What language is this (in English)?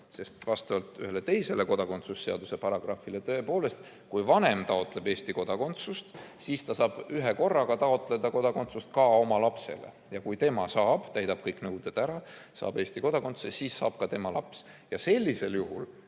Estonian